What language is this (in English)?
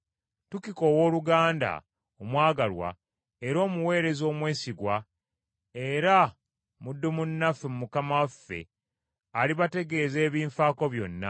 Ganda